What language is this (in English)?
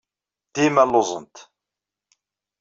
Kabyle